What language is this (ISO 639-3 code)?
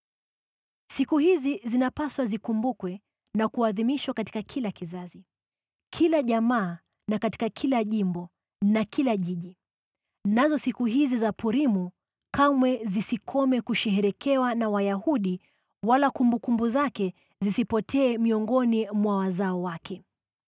swa